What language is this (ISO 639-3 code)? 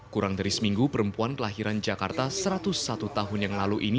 ind